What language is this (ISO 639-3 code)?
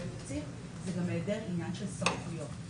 heb